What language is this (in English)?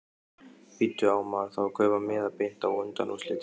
Icelandic